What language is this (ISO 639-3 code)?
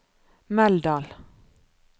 nor